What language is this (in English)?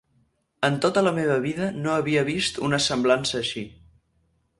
Catalan